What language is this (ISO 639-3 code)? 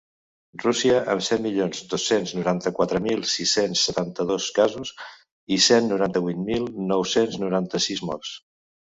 cat